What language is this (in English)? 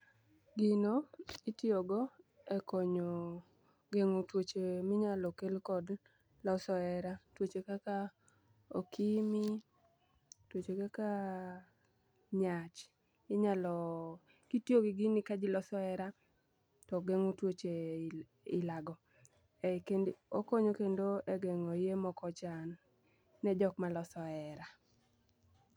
Luo (Kenya and Tanzania)